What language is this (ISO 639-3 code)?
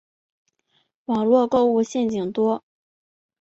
zho